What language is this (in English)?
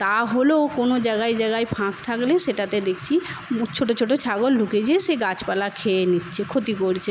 Bangla